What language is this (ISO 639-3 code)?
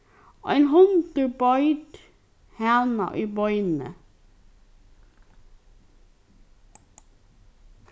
fao